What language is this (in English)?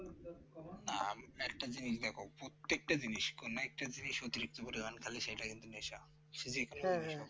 Bangla